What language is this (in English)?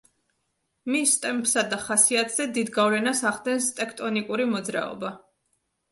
Georgian